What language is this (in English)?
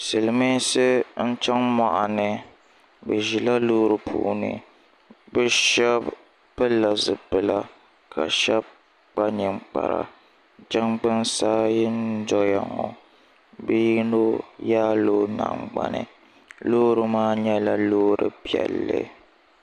Dagbani